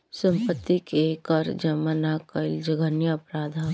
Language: Bhojpuri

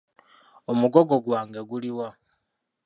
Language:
Ganda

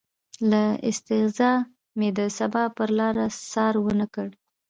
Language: Pashto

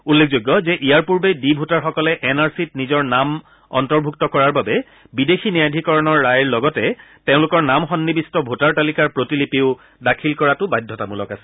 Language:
Assamese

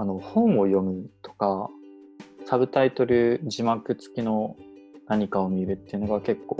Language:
Japanese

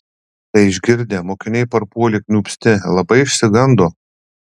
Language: Lithuanian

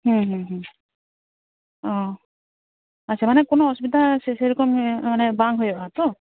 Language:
Santali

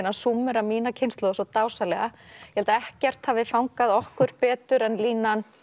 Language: Icelandic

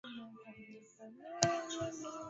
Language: Swahili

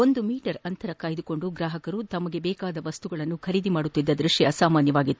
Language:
Kannada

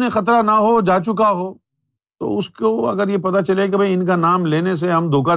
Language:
Urdu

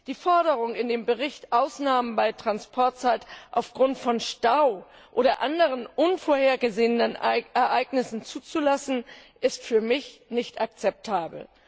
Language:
German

